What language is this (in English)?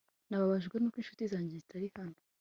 Kinyarwanda